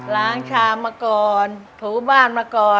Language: Thai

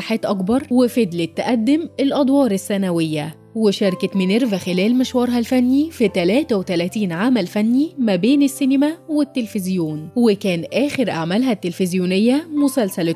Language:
Arabic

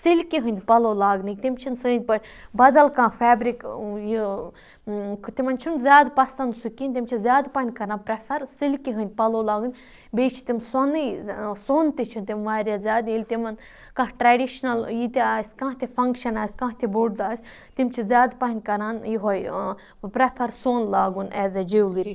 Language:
Kashmiri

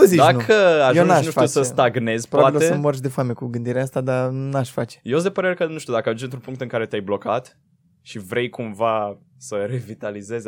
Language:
Romanian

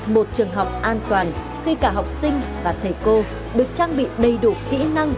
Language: Vietnamese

